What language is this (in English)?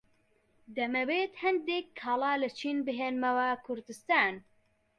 Central Kurdish